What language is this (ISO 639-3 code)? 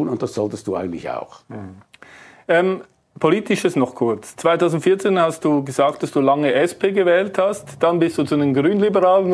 deu